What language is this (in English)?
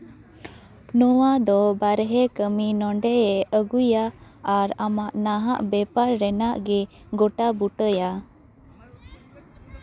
Santali